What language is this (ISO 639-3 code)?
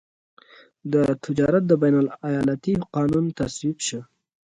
pus